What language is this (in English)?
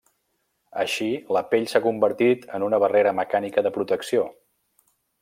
Catalan